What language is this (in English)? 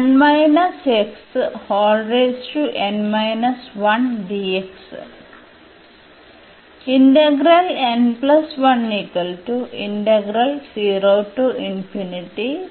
Malayalam